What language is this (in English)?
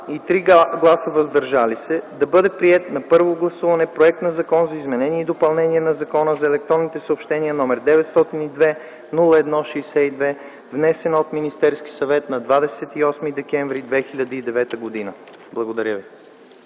Bulgarian